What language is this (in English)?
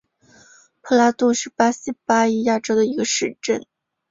Chinese